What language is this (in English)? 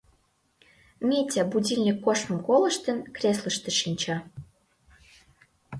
Mari